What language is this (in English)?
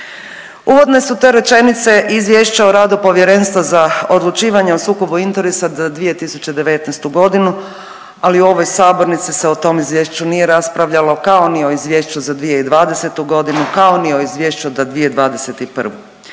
Croatian